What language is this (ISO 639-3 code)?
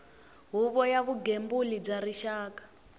tso